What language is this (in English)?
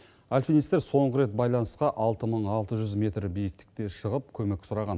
Kazakh